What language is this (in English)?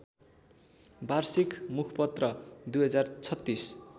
Nepali